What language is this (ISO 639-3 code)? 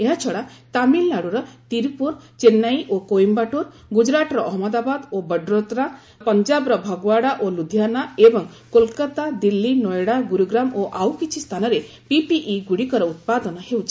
ori